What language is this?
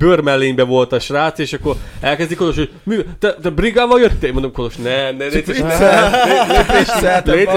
Hungarian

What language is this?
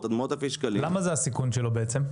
Hebrew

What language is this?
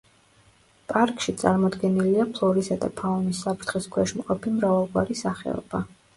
Georgian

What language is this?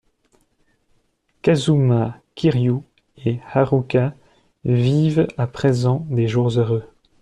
French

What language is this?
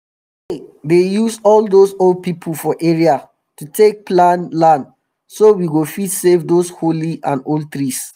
Nigerian Pidgin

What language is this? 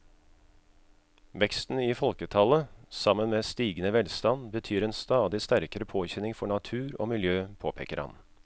Norwegian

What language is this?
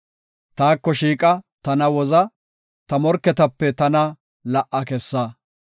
Gofa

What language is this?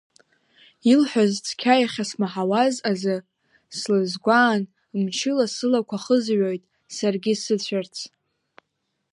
Abkhazian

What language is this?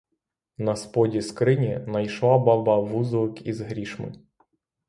Ukrainian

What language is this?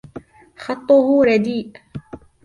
Arabic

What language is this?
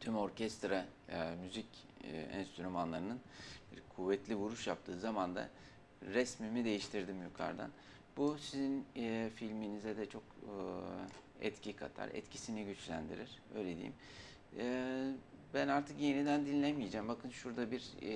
Turkish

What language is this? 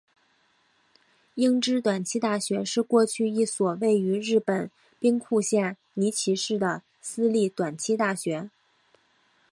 Chinese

